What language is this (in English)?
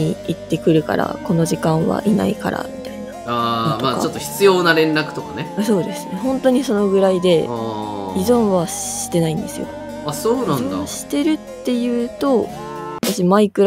Japanese